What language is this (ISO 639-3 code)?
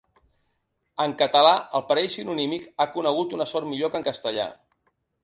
cat